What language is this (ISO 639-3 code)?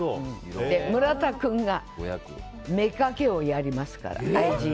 jpn